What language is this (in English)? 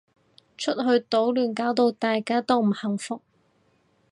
Cantonese